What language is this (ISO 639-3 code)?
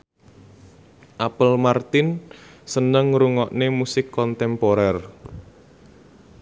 jav